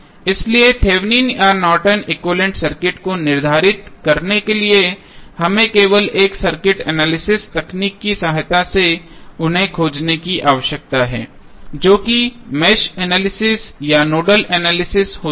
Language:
Hindi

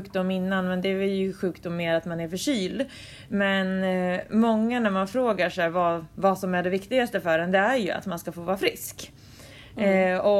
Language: Swedish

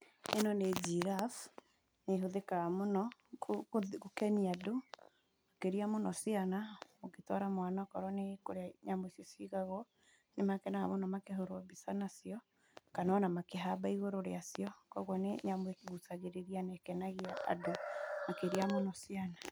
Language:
Kikuyu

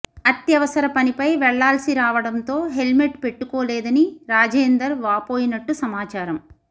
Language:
Telugu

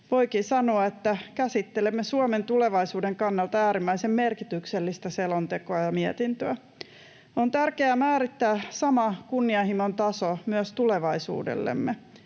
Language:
Finnish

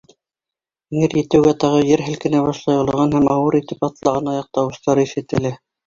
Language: Bashkir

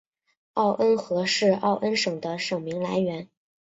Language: Chinese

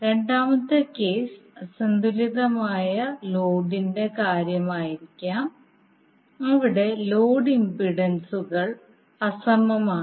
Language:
Malayalam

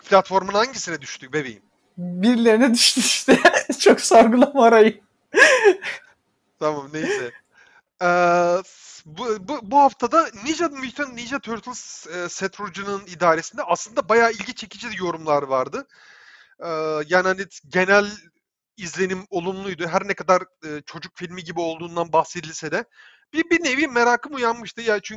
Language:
Turkish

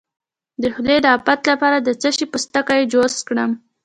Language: Pashto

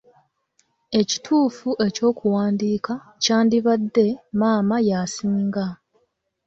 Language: Ganda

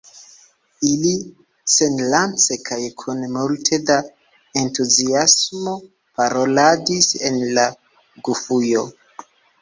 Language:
Esperanto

